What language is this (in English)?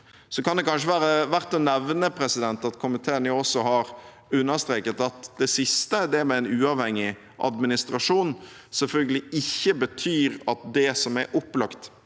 Norwegian